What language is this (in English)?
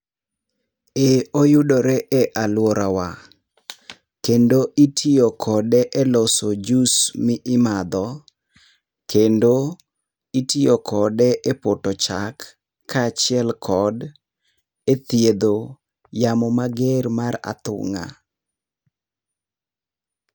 Luo (Kenya and Tanzania)